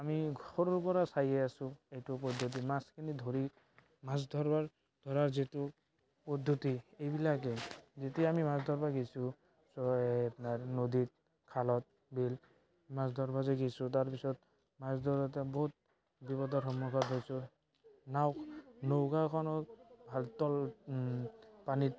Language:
Assamese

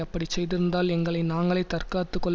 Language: Tamil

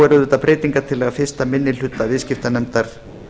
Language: Icelandic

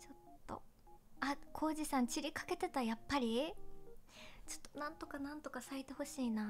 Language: Japanese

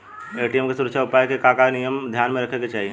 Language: Bhojpuri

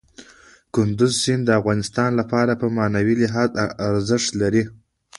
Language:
Pashto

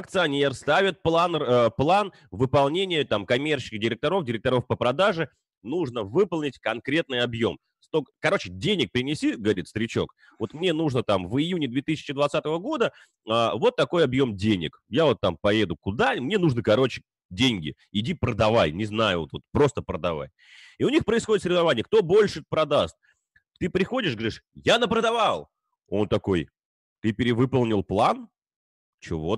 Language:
Russian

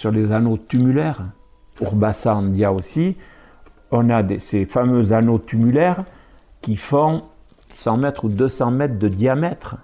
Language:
French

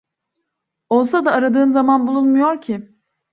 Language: Turkish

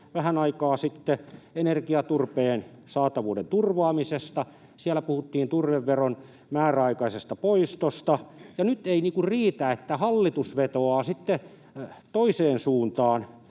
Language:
Finnish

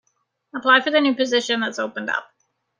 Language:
English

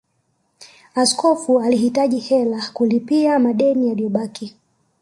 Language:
Swahili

